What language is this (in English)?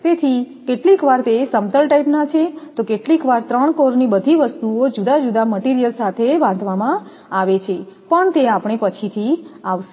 Gujarati